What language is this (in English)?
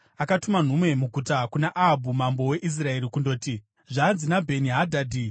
Shona